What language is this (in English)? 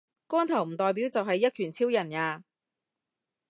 Cantonese